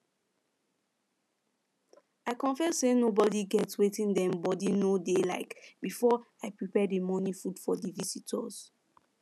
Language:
Nigerian Pidgin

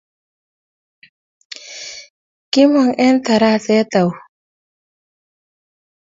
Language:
Kalenjin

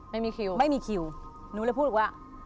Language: Thai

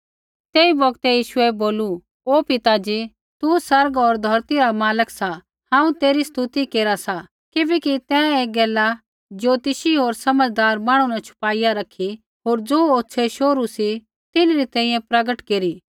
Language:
Kullu Pahari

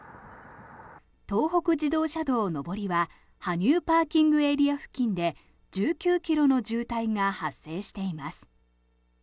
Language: Japanese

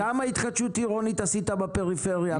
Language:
Hebrew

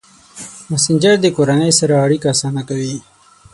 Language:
Pashto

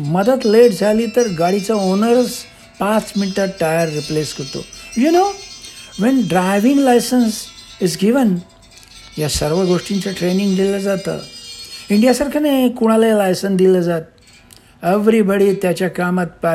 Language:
Marathi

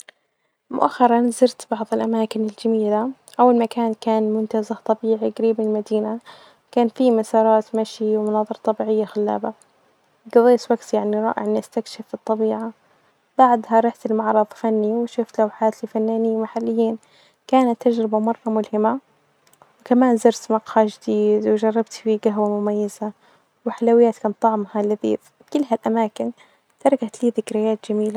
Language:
Najdi Arabic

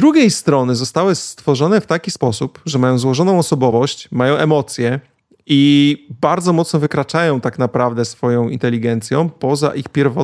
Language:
Polish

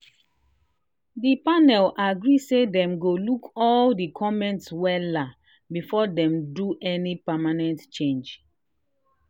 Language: Nigerian Pidgin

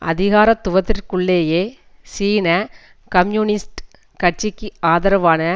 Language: Tamil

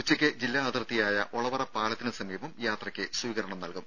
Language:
Malayalam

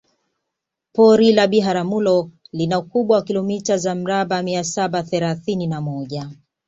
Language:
Swahili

